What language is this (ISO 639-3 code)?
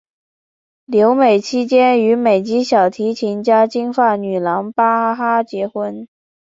zho